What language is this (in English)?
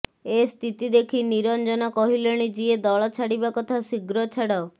Odia